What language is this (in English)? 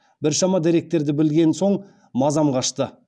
Kazakh